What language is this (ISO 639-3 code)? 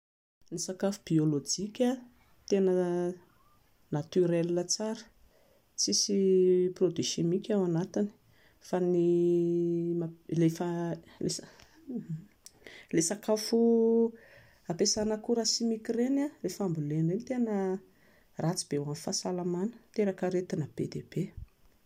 mlg